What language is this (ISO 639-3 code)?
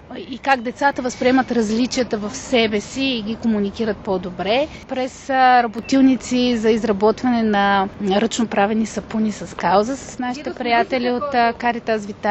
bul